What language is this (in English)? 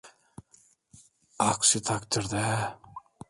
Turkish